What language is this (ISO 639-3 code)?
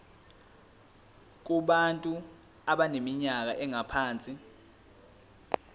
zul